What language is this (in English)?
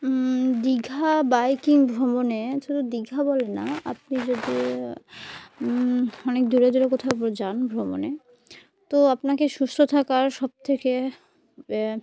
Bangla